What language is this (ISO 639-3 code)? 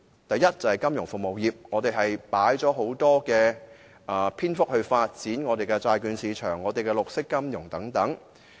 yue